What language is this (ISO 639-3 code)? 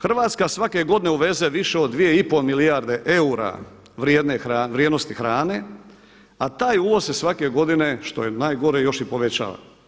hrv